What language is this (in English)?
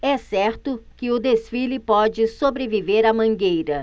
Portuguese